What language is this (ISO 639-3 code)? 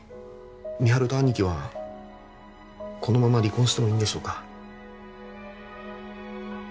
jpn